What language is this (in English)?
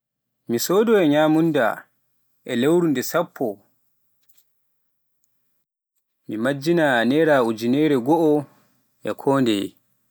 Pular